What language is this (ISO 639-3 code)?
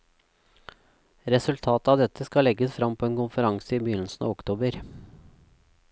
nor